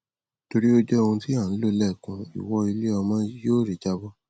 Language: Yoruba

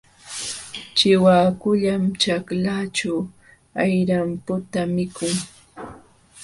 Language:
Jauja Wanca Quechua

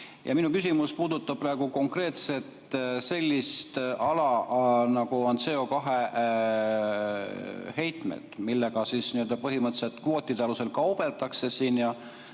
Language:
Estonian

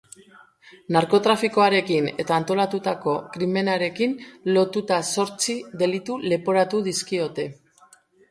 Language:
Basque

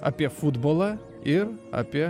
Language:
Lithuanian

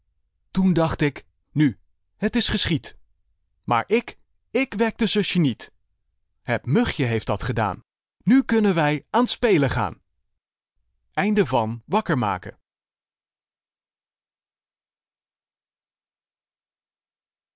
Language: Dutch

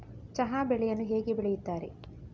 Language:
Kannada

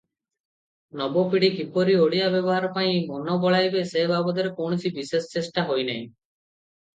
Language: Odia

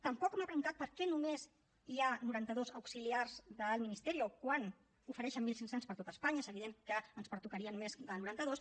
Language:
Catalan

